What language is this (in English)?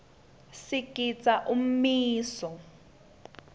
Swati